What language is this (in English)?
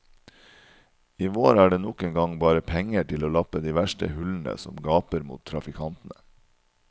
Norwegian